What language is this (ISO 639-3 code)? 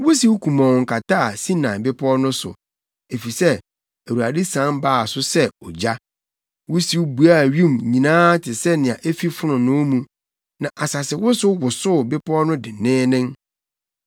aka